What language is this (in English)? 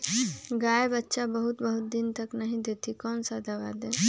Magahi